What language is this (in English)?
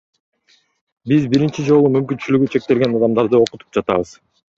Kyrgyz